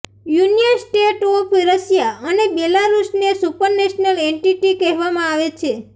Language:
Gujarati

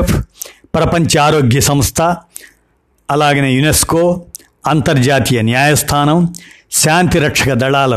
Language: Telugu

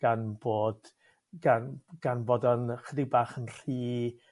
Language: Welsh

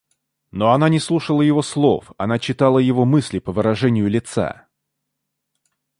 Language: Russian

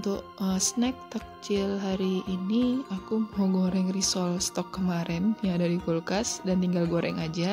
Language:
Indonesian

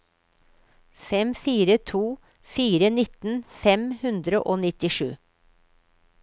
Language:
Norwegian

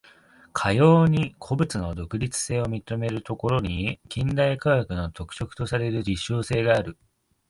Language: Japanese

